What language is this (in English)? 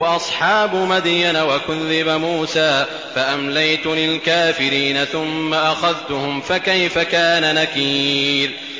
Arabic